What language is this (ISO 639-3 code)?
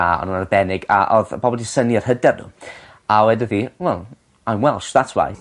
cym